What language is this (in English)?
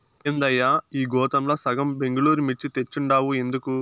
Telugu